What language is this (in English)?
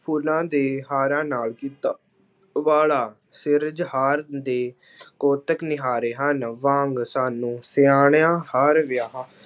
Punjabi